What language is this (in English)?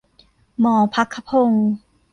Thai